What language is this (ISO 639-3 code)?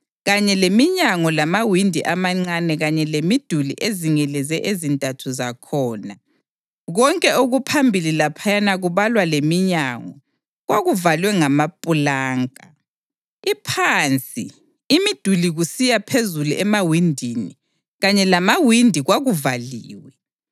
nde